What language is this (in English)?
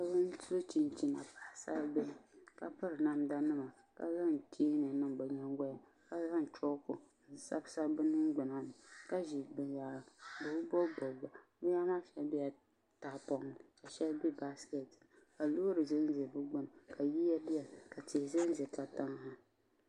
Dagbani